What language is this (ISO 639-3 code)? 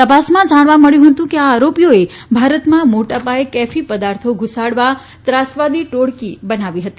guj